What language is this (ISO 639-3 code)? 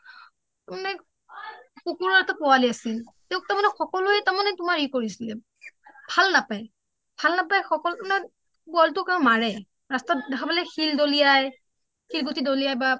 asm